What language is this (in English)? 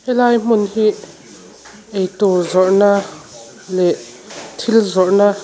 Mizo